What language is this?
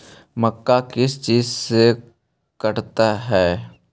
Magahi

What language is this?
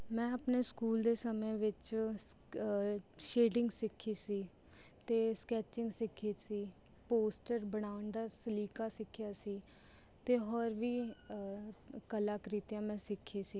Punjabi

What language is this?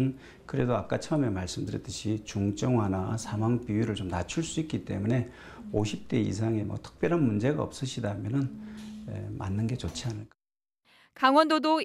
Korean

